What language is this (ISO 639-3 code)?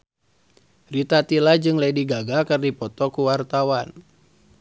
sun